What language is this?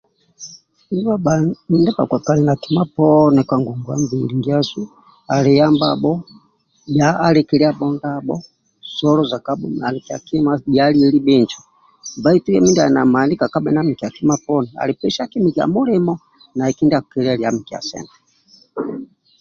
Amba (Uganda)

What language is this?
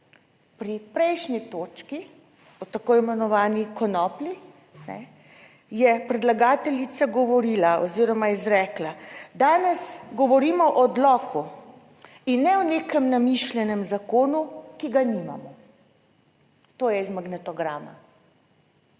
Slovenian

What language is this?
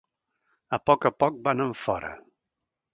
Catalan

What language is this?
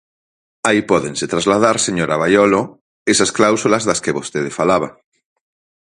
Galician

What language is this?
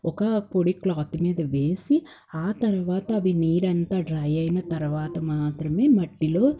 Telugu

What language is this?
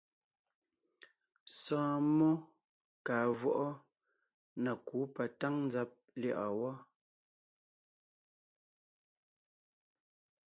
Ngiemboon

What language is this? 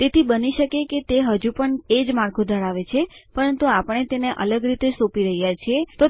Gujarati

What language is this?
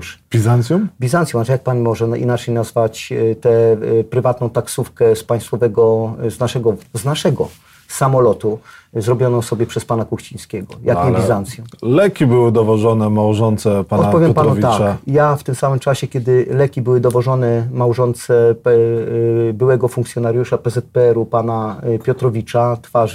Polish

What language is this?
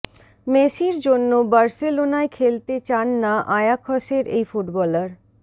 Bangla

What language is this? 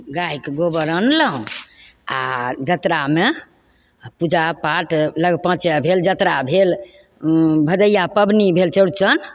Maithili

